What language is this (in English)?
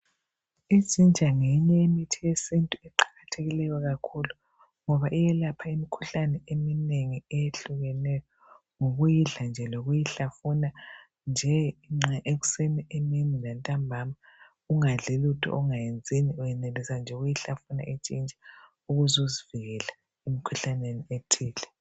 North Ndebele